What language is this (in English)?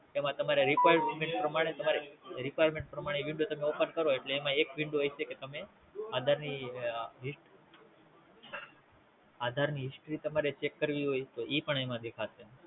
Gujarati